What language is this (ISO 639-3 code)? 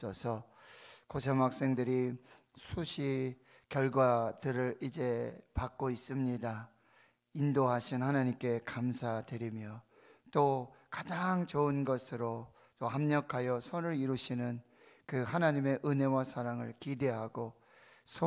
kor